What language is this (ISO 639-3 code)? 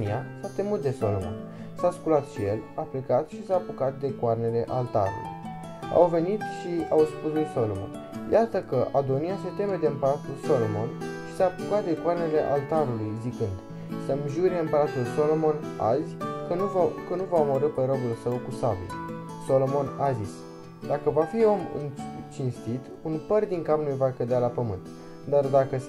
ron